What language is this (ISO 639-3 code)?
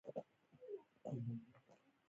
pus